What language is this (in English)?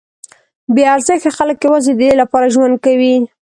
Pashto